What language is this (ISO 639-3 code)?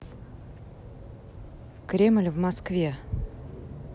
rus